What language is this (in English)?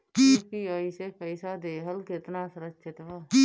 Bhojpuri